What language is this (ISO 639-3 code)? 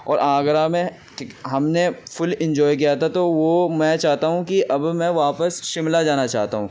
urd